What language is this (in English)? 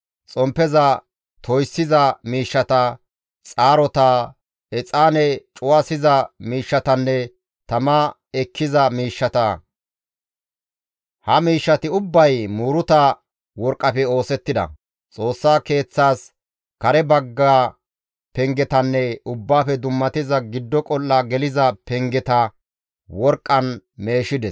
Gamo